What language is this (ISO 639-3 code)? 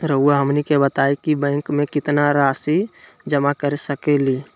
mag